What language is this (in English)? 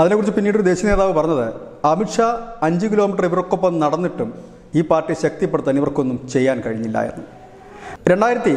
Malayalam